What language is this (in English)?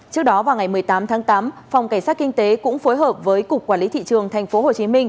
Vietnamese